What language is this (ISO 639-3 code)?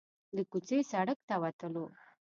pus